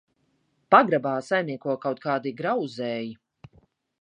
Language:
Latvian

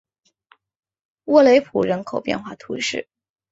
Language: Chinese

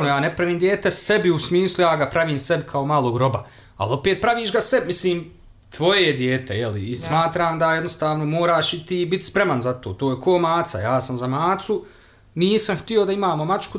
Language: Croatian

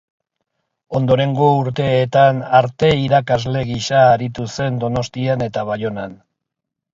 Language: Basque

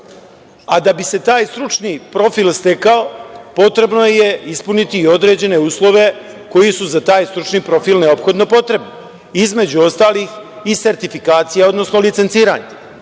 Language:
Serbian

